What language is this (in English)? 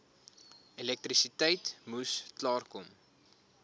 Afrikaans